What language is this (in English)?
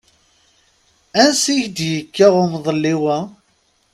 Kabyle